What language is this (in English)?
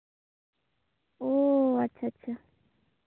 Santali